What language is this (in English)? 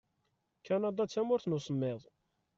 Kabyle